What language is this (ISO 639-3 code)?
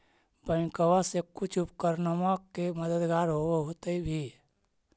mag